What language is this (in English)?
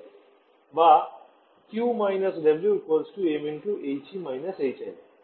Bangla